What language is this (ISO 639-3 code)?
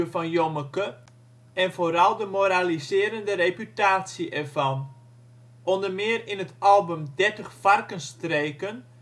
nld